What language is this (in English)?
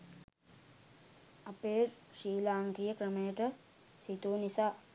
Sinhala